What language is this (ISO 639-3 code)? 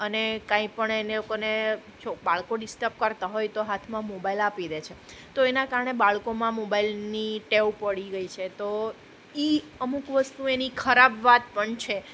guj